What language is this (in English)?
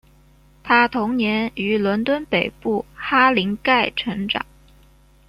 Chinese